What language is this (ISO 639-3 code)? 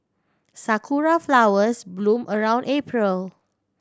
eng